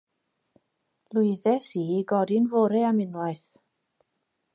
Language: Welsh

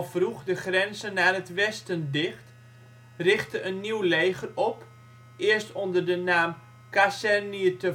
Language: Dutch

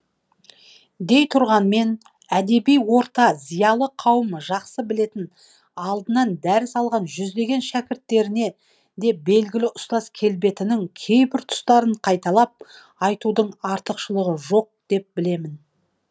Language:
Kazakh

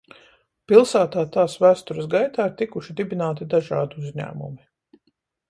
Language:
Latvian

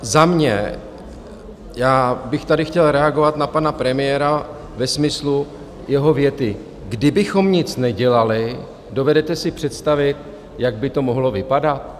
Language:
Czech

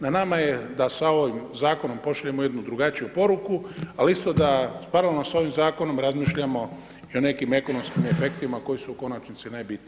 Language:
Croatian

